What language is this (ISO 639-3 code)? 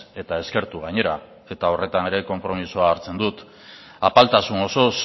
eus